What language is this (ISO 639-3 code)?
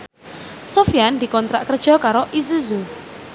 jav